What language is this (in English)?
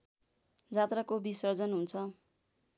Nepali